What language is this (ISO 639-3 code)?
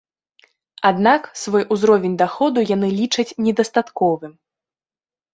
bel